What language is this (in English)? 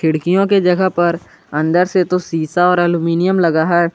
Hindi